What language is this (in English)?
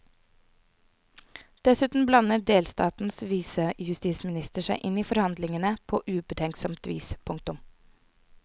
Norwegian